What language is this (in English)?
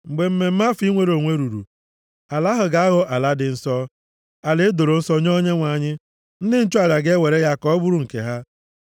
Igbo